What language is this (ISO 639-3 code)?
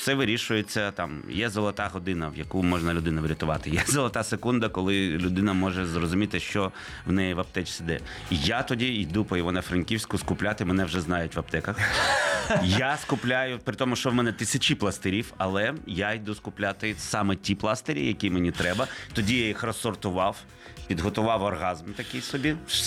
ukr